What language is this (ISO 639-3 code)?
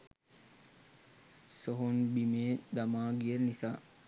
sin